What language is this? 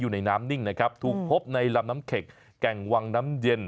Thai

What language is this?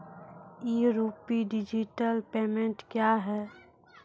Maithili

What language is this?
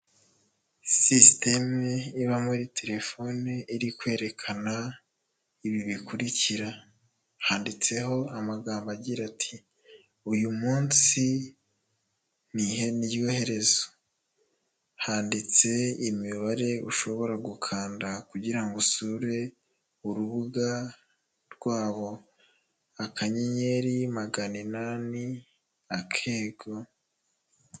Kinyarwanda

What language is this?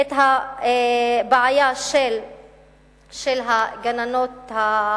Hebrew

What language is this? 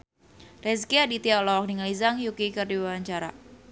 Sundanese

